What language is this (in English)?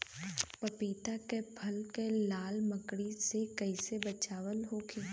Bhojpuri